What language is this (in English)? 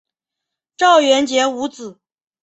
Chinese